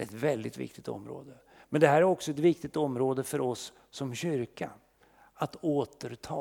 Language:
Swedish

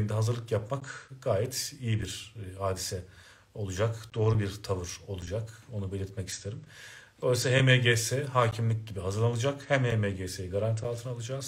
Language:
Turkish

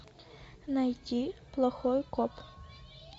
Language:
Russian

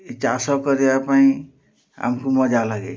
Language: Odia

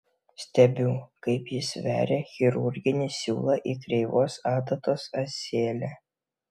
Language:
Lithuanian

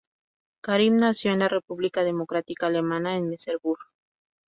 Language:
Spanish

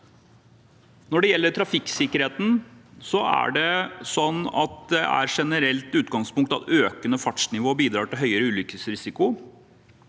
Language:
Norwegian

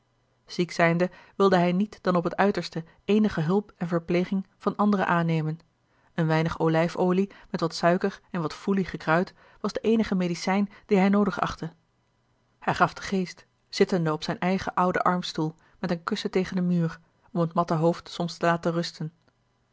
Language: Dutch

